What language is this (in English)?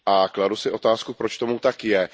Czech